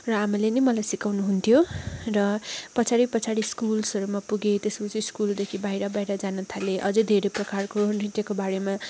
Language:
Nepali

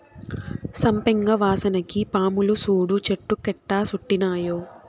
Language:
Telugu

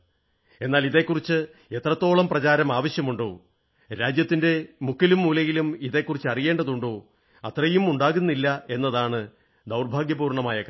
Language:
Malayalam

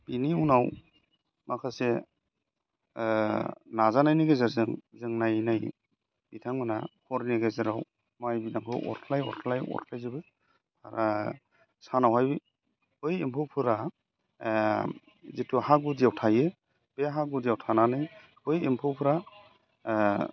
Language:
Bodo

